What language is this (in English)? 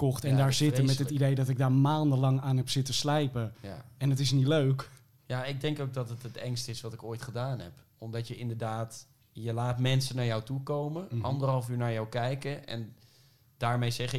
Dutch